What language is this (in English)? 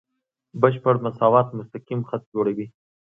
Pashto